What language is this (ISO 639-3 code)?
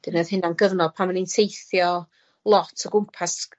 cym